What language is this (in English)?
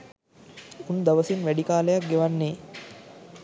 Sinhala